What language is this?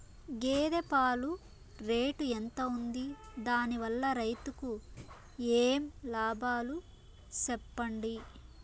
Telugu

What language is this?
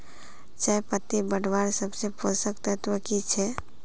Magahi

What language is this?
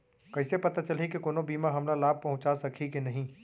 Chhattisgarhi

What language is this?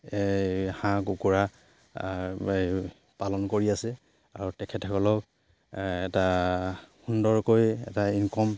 Assamese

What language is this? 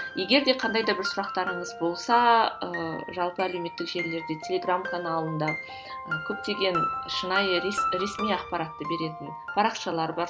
Kazakh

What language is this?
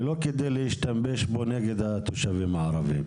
Hebrew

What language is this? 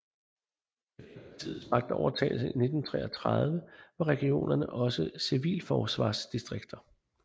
Danish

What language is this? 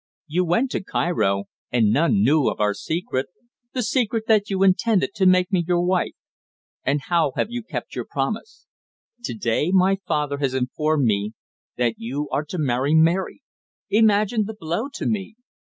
English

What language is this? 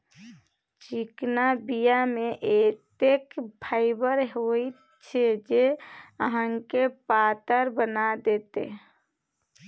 Maithili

